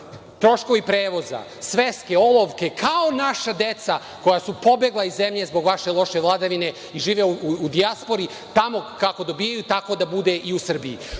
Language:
Serbian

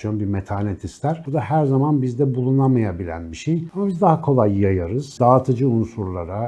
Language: Turkish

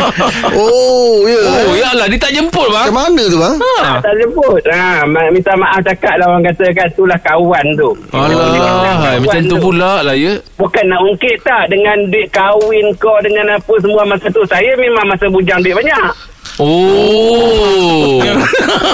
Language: Malay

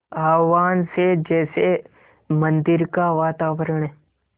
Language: Hindi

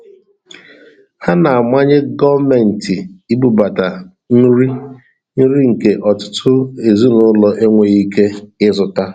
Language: Igbo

